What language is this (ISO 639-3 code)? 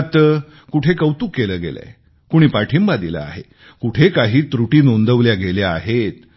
mar